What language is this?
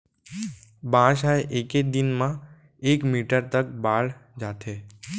Chhattisgarhi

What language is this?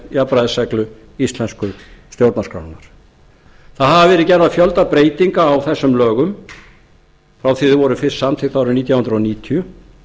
Icelandic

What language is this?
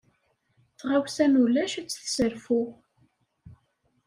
Kabyle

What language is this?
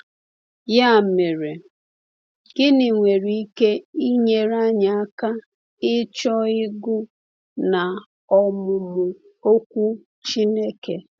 Igbo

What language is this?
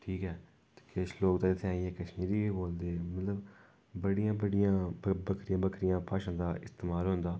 Dogri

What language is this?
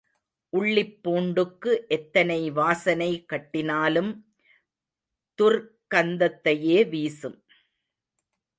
Tamil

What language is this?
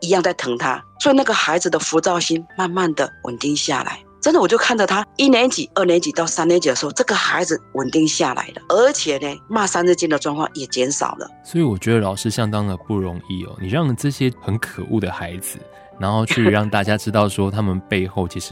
Chinese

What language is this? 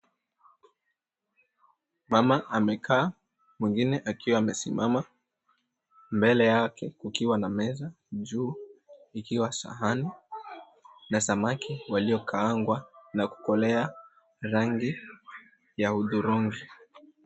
Swahili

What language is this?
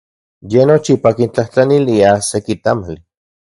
Central Puebla Nahuatl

